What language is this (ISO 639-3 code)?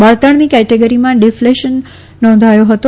guj